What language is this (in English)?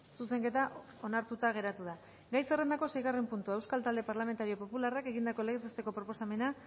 Basque